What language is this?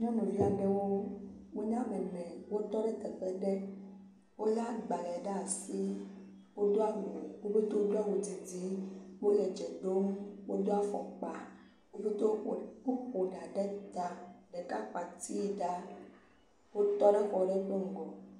Ewe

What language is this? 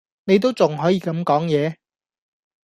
Cantonese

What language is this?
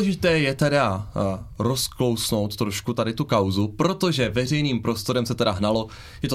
Czech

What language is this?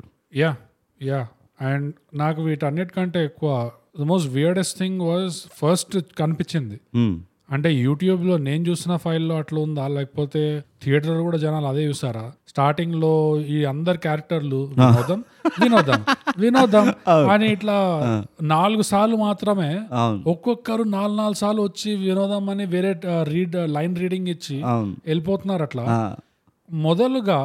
Telugu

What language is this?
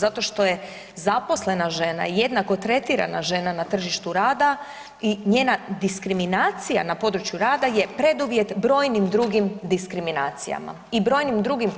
Croatian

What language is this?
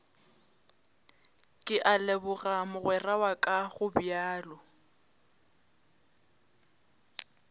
Northern Sotho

